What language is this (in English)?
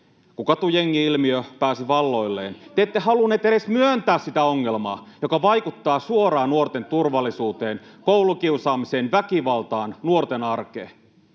Finnish